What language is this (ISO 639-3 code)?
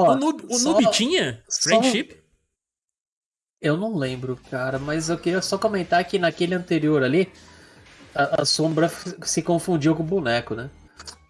por